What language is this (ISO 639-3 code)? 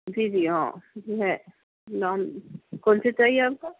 urd